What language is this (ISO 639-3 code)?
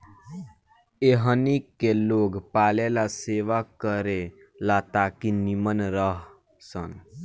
bho